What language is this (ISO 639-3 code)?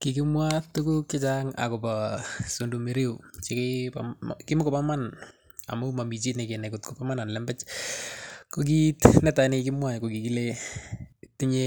kln